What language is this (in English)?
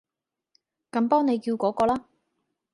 Cantonese